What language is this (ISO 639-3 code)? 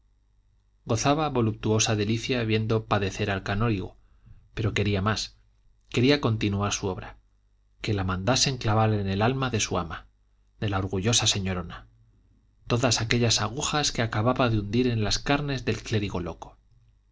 spa